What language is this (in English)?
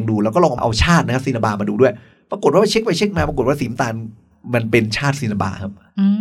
Thai